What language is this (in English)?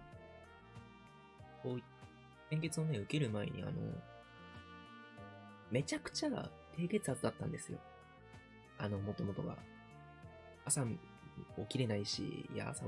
Japanese